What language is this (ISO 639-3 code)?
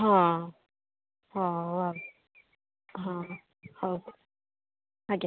ori